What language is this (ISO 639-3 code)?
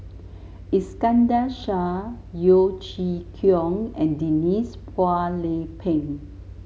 eng